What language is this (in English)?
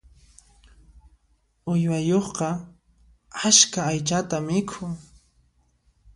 Puno Quechua